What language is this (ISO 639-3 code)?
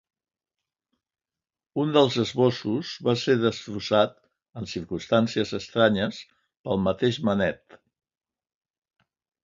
cat